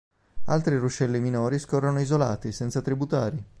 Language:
Italian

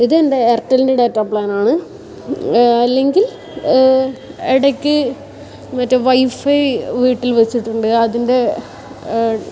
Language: Malayalam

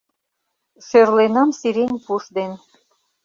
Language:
Mari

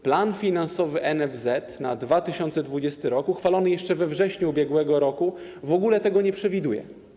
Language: Polish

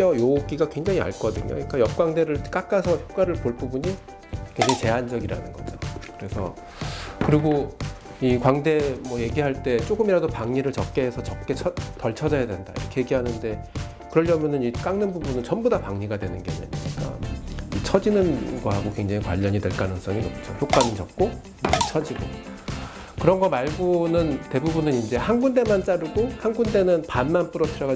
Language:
Korean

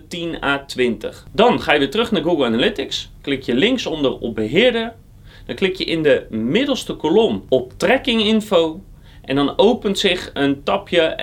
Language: Dutch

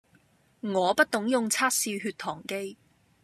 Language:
Cantonese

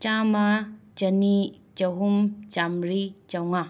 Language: Manipuri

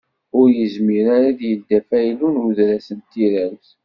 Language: Kabyle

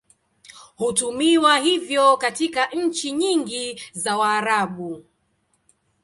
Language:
Swahili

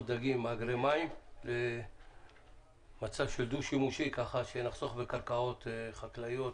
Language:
Hebrew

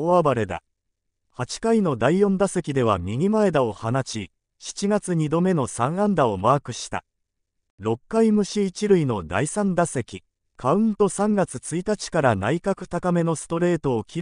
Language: Japanese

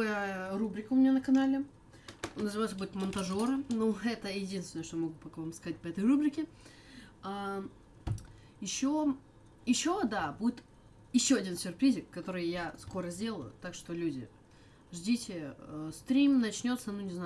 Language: Russian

